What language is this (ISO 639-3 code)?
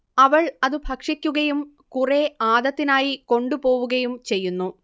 mal